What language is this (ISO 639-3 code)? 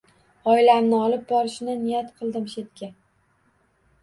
uzb